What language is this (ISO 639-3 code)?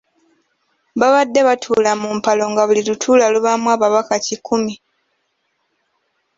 lug